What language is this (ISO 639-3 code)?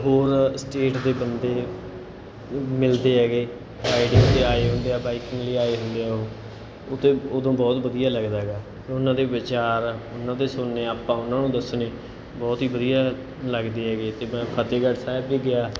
pan